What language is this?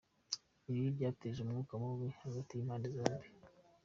Kinyarwanda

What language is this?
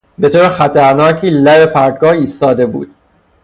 Persian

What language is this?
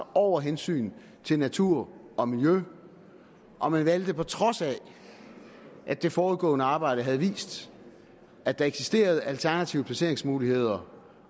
Danish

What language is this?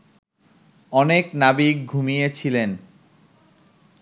Bangla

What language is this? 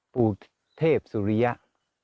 Thai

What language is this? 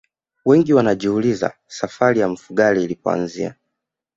Swahili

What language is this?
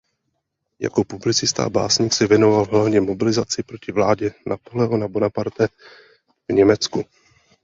Czech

